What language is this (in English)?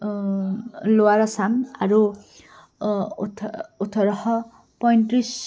Assamese